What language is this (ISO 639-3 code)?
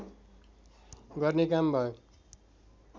nep